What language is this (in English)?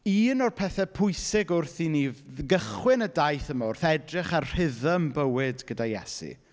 Welsh